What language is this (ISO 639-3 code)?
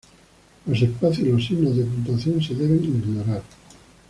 spa